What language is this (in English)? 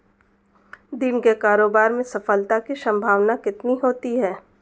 Hindi